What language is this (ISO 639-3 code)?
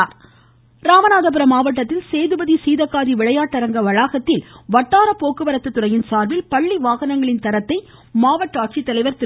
tam